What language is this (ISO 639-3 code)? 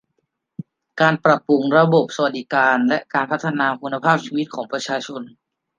tha